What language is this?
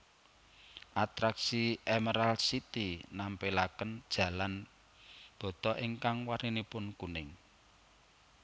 Javanese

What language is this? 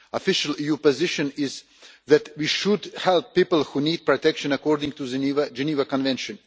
English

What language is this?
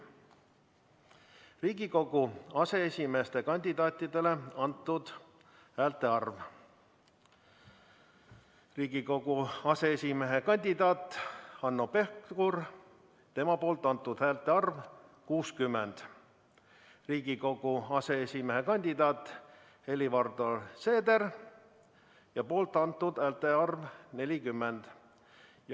Estonian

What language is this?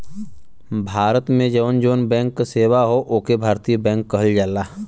Bhojpuri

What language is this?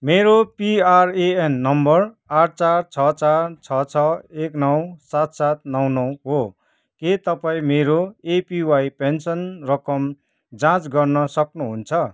Nepali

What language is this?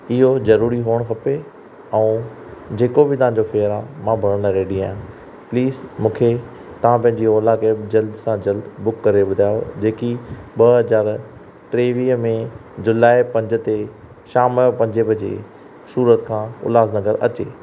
Sindhi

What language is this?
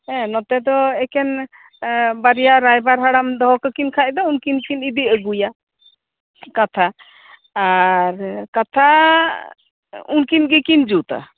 Santali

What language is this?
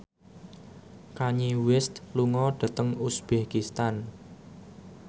Javanese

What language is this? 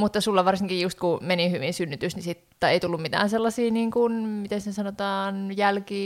Finnish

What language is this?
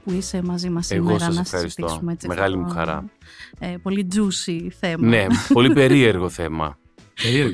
Greek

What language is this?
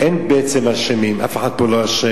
Hebrew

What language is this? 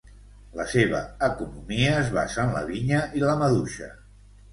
Catalan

